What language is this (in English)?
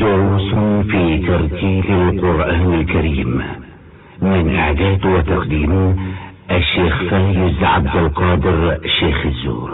Arabic